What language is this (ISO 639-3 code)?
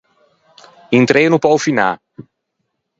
lij